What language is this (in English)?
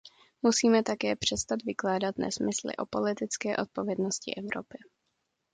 Czech